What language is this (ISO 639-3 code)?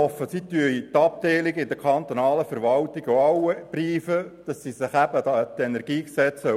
gsw